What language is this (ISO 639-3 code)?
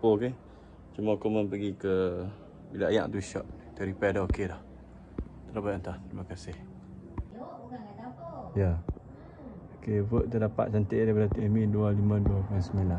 msa